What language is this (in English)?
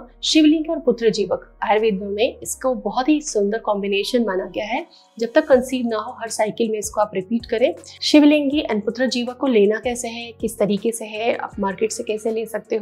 Hindi